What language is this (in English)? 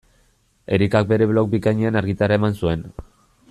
Basque